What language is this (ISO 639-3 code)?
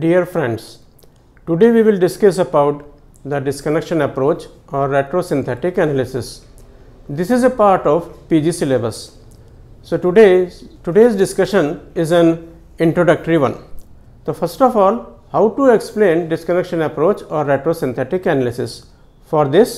hin